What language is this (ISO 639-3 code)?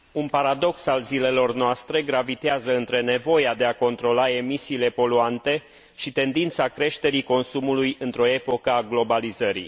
ron